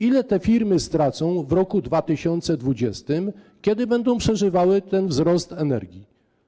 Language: Polish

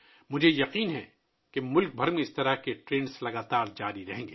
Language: Urdu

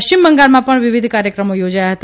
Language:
Gujarati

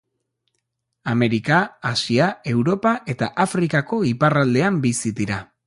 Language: Basque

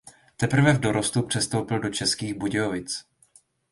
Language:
Czech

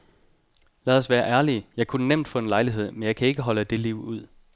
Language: Danish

